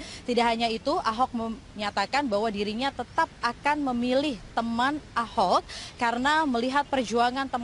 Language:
Indonesian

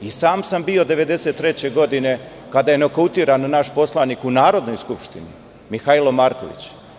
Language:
Serbian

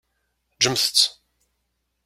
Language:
Kabyle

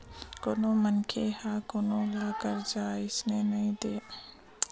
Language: Chhattisgarhi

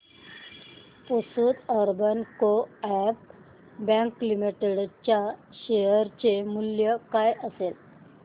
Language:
Marathi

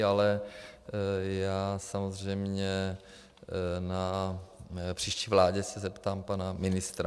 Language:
Czech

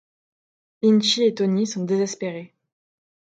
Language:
French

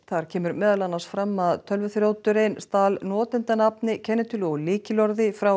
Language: Icelandic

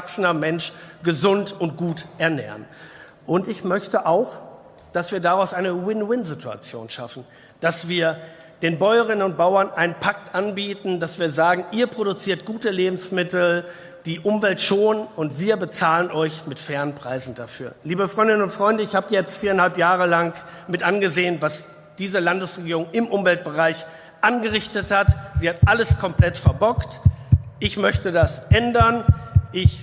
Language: German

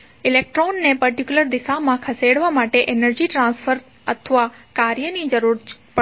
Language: Gujarati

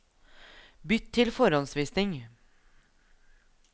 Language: Norwegian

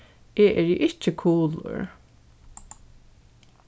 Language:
Faroese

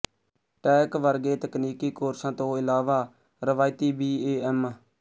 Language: Punjabi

